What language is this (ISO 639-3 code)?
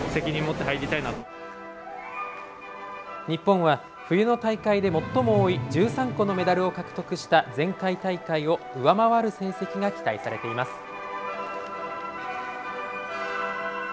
jpn